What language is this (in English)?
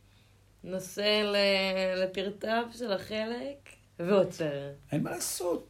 Hebrew